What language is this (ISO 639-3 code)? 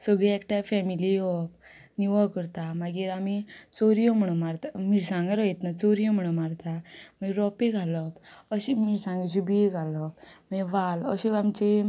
kok